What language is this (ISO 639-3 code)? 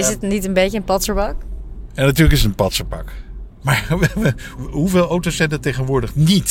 nld